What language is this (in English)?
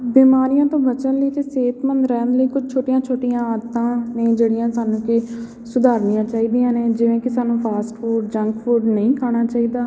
Punjabi